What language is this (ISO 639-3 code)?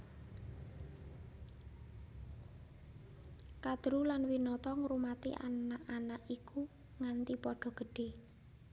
jav